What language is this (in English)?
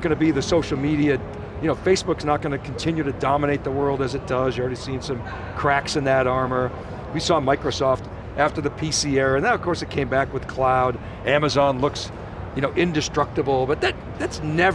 English